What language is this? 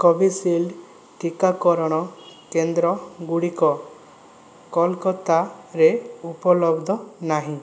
Odia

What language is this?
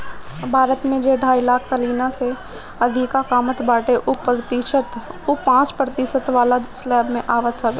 Bhojpuri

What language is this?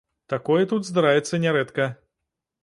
Belarusian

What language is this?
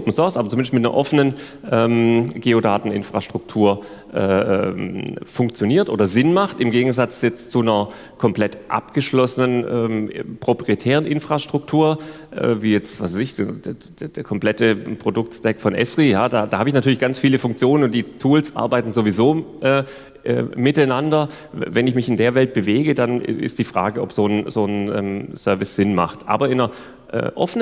German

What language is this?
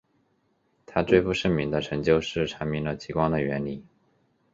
Chinese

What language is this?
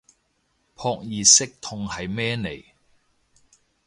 Cantonese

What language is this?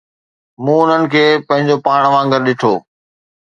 Sindhi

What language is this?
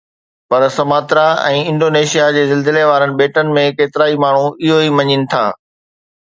Sindhi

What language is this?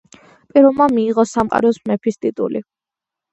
Georgian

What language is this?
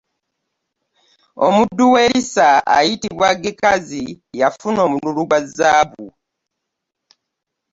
Ganda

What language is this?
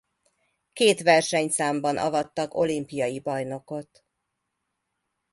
Hungarian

